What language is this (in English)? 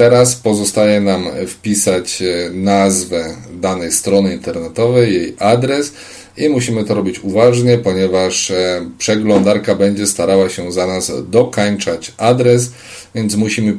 Polish